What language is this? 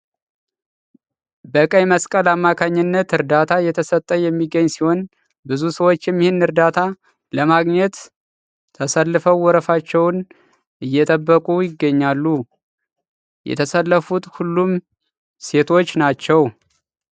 Amharic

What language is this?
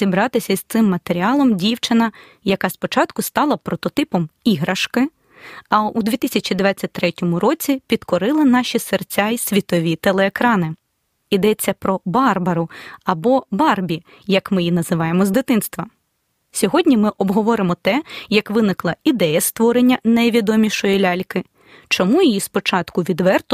Ukrainian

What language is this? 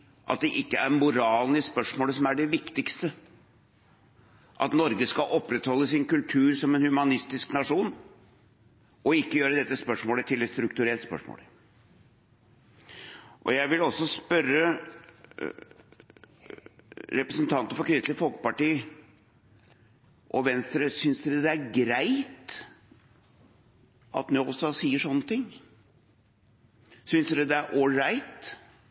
Norwegian Bokmål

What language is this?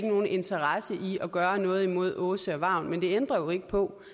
Danish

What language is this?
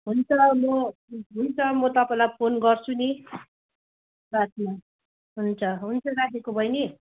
Nepali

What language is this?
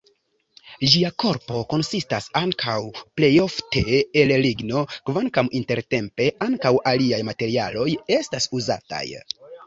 Esperanto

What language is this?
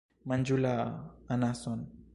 Esperanto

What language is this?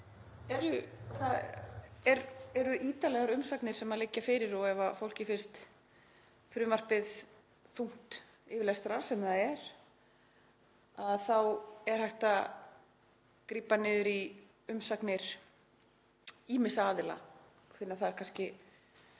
Icelandic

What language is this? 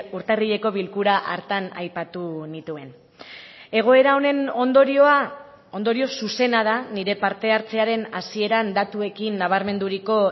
Basque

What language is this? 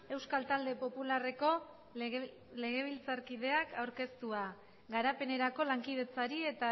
Basque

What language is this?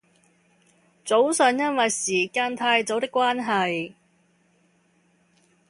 Cantonese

